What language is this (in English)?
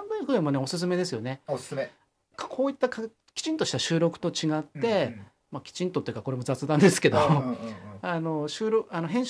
Japanese